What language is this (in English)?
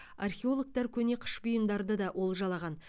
Kazakh